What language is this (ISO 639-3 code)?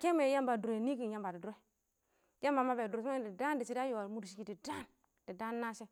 awo